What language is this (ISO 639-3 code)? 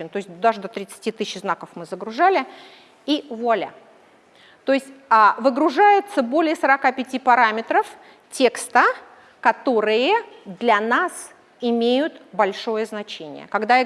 rus